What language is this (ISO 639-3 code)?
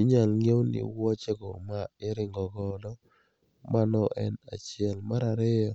luo